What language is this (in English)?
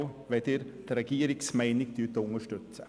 Swiss German